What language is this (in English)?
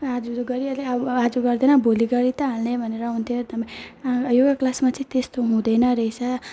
Nepali